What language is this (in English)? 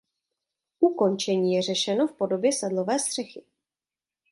Czech